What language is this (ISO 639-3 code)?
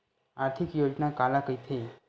hne